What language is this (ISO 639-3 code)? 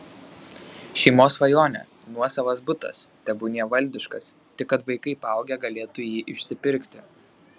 lit